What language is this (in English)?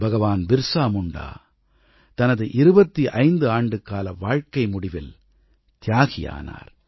Tamil